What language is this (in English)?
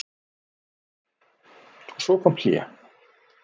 Icelandic